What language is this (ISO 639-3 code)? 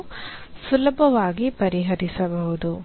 kan